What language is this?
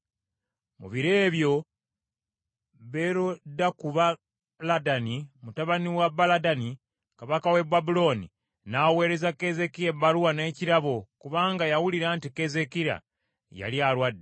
Ganda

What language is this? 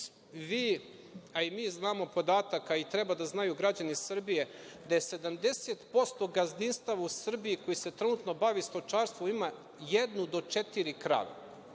Serbian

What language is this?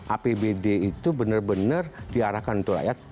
Indonesian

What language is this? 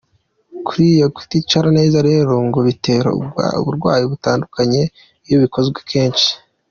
Kinyarwanda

